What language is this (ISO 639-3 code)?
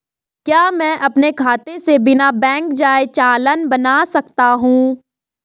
hin